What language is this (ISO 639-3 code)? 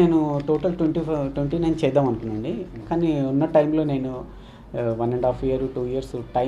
ita